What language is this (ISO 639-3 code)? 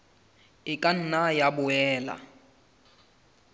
sot